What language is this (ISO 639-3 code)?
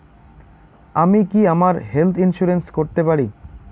ben